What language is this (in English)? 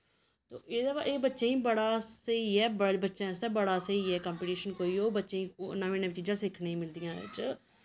Dogri